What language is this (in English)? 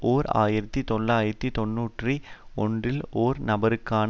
Tamil